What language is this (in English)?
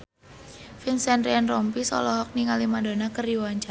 Sundanese